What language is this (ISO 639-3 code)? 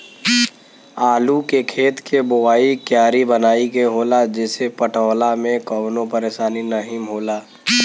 bho